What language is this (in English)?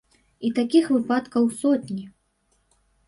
Belarusian